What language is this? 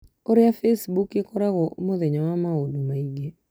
Kikuyu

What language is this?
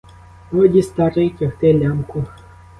Ukrainian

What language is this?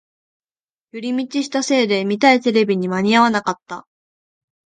Japanese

